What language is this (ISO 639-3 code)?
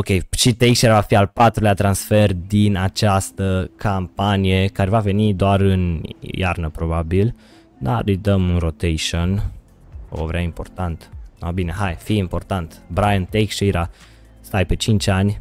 ron